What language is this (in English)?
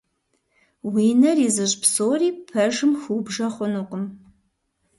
Kabardian